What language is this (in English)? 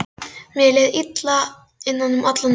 Icelandic